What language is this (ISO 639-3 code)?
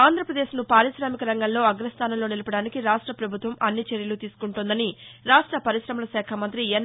tel